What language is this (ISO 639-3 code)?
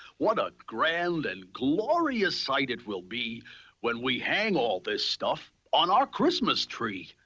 eng